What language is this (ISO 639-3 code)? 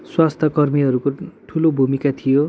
nep